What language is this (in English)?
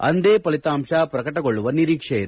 Kannada